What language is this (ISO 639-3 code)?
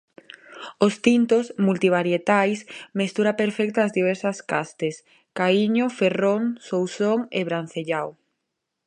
glg